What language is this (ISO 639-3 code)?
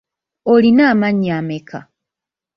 lug